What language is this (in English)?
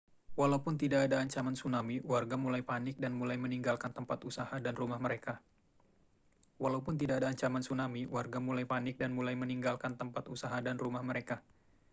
Indonesian